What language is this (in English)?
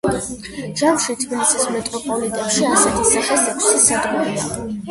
Georgian